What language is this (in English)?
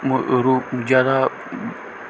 Punjabi